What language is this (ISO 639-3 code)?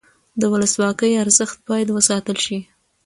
pus